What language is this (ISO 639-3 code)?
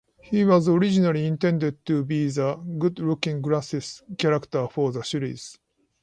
eng